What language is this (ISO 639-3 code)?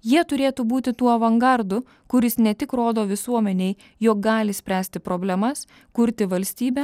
lit